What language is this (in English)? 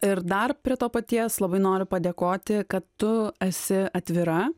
Lithuanian